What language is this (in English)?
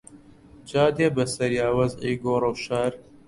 Central Kurdish